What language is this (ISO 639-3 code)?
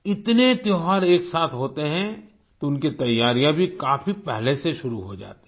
hin